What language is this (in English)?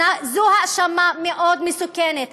Hebrew